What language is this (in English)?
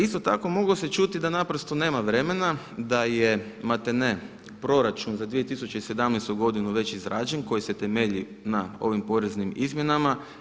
Croatian